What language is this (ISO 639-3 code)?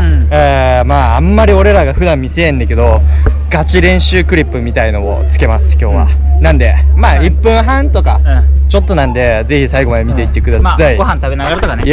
jpn